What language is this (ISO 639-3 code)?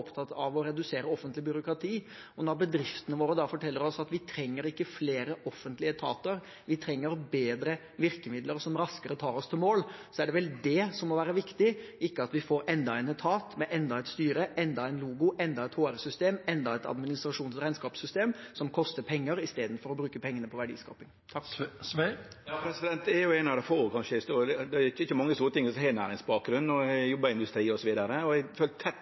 nor